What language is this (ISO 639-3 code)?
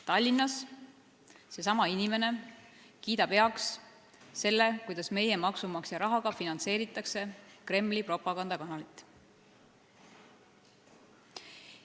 est